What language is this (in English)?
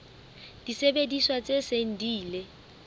Southern Sotho